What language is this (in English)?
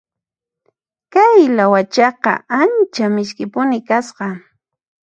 Puno Quechua